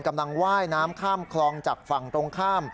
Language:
Thai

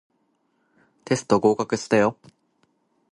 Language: Japanese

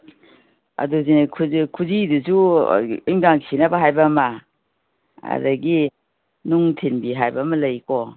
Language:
Manipuri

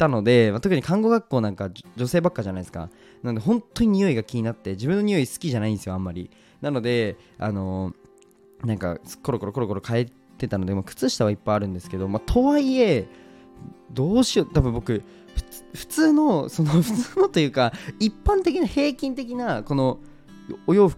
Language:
Japanese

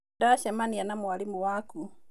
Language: Kikuyu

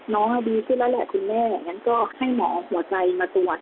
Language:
Thai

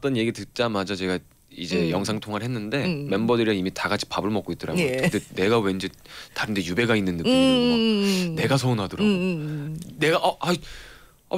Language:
Korean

